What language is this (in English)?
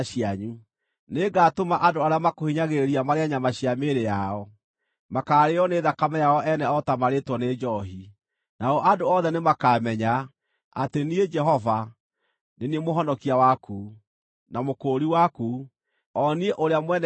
Kikuyu